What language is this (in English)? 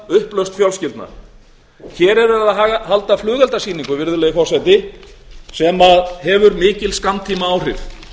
Icelandic